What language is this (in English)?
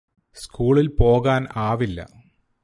Malayalam